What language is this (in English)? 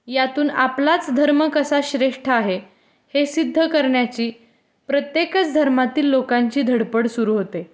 Marathi